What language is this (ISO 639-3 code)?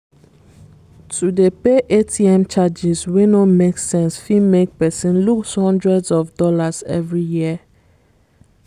pcm